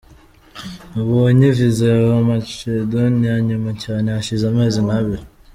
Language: Kinyarwanda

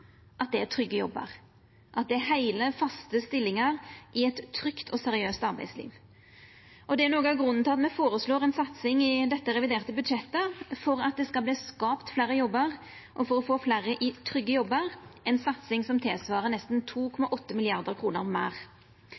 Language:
Norwegian Nynorsk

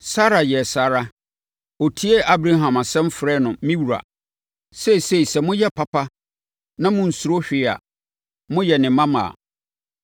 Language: Akan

